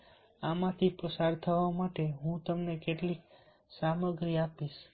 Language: Gujarati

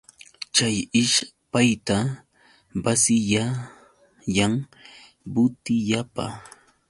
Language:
Yauyos Quechua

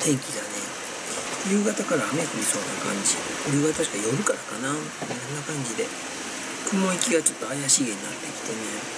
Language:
Japanese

